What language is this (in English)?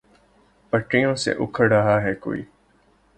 Urdu